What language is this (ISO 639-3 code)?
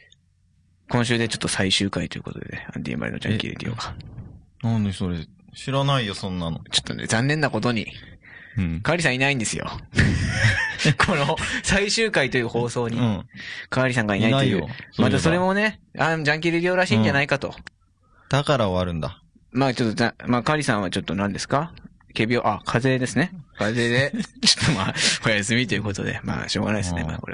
jpn